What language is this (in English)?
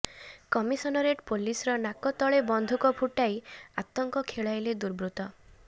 Odia